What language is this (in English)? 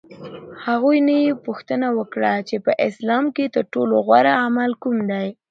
Pashto